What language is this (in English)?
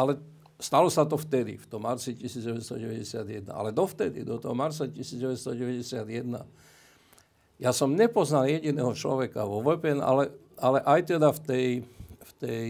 Slovak